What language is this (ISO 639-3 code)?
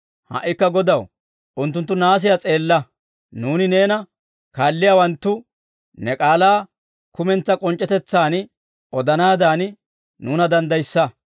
dwr